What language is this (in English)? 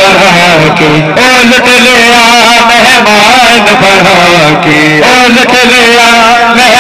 Arabic